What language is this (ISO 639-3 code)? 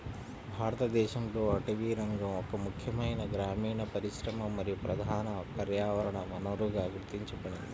tel